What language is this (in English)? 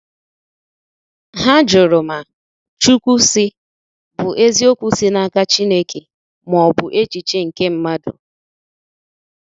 Igbo